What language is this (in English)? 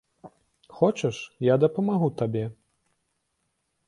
Belarusian